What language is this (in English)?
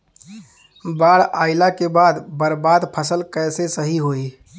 Bhojpuri